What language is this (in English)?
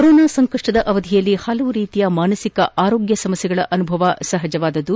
Kannada